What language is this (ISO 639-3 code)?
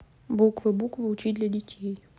rus